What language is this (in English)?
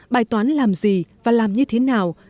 Vietnamese